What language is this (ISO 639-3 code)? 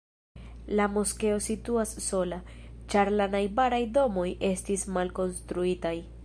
epo